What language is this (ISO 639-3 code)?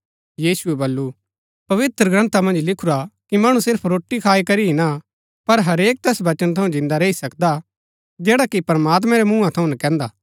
gbk